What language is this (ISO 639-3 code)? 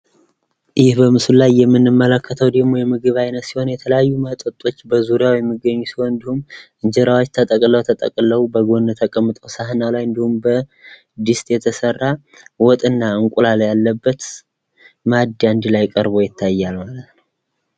amh